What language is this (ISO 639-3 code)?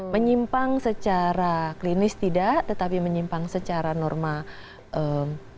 ind